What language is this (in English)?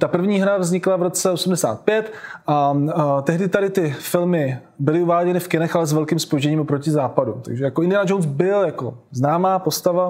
Czech